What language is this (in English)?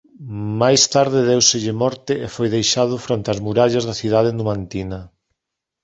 Galician